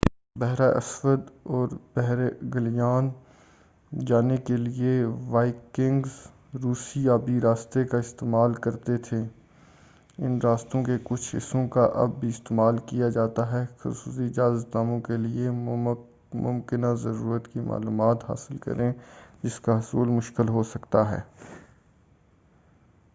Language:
Urdu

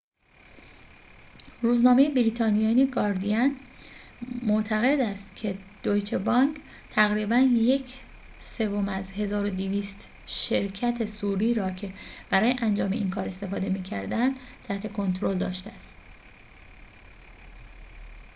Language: Persian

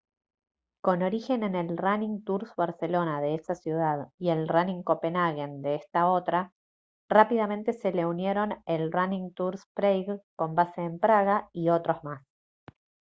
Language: Spanish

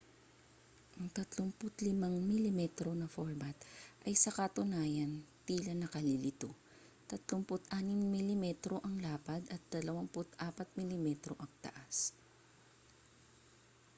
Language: Filipino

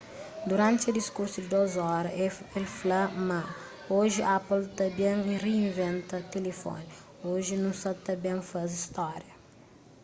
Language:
Kabuverdianu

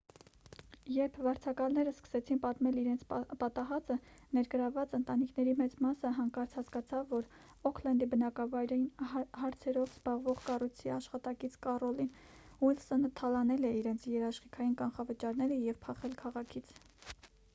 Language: Armenian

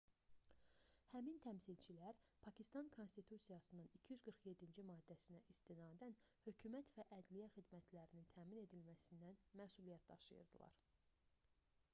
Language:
Azerbaijani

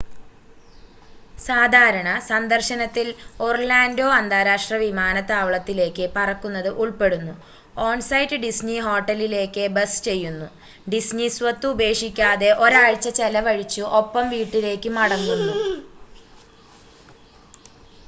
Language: Malayalam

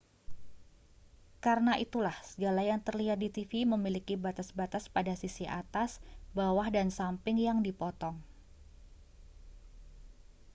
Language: Indonesian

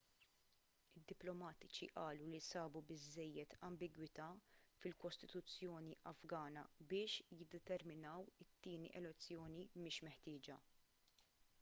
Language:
Maltese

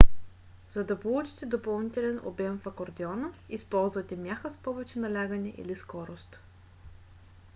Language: Bulgarian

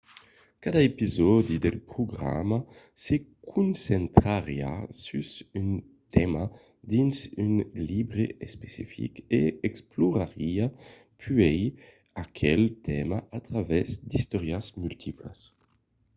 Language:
Occitan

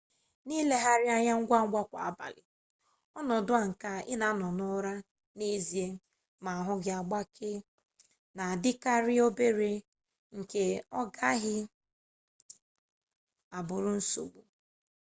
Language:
Igbo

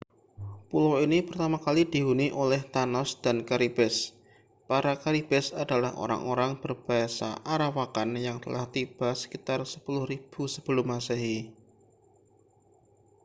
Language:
Indonesian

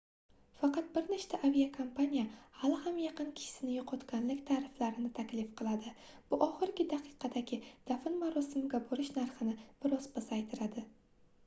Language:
Uzbek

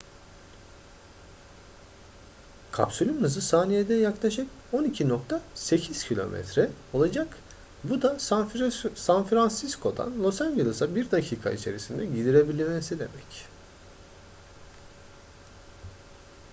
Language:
Turkish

